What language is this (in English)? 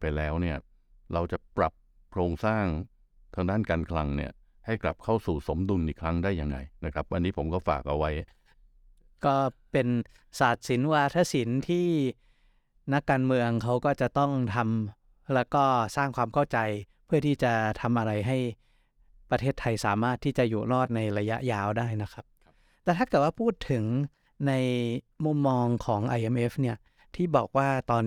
Thai